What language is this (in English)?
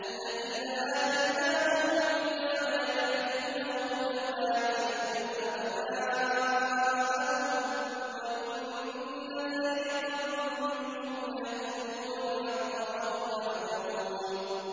Arabic